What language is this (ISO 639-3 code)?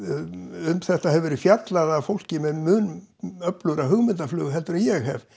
isl